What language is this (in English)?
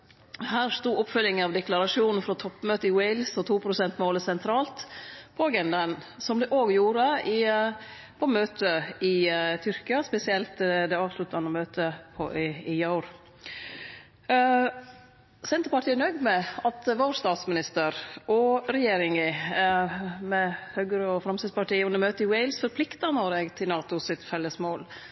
Norwegian Nynorsk